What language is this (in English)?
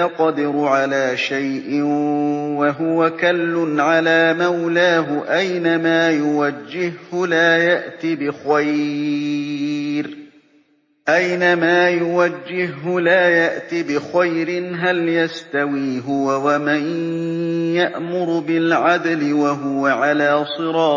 Arabic